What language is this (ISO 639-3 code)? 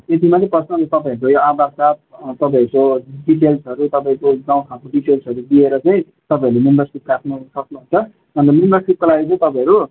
nep